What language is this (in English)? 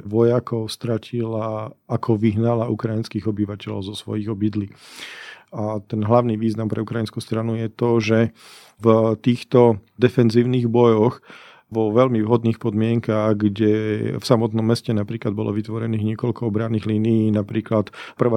Slovak